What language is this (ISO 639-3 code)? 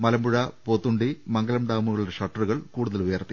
mal